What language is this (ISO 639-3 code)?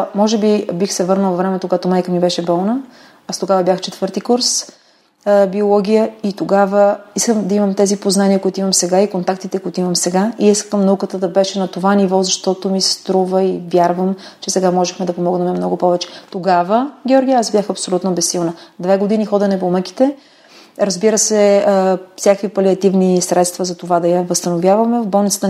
bul